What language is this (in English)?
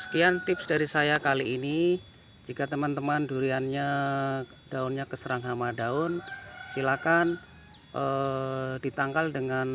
Indonesian